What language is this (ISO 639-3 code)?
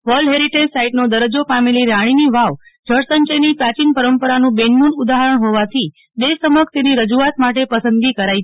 guj